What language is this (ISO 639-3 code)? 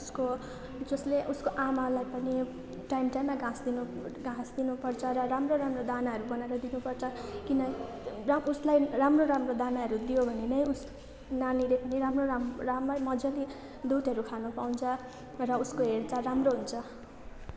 nep